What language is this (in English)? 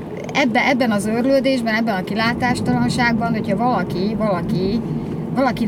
Hungarian